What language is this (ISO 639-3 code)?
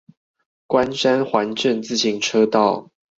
zho